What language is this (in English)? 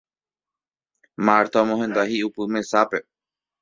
Guarani